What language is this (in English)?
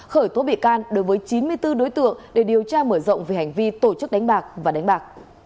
Vietnamese